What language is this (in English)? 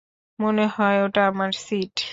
Bangla